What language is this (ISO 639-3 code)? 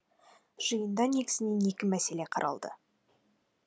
kaz